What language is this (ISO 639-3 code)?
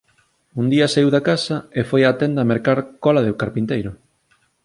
glg